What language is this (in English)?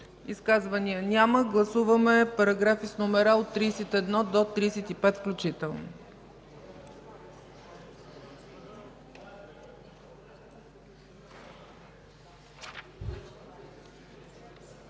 Bulgarian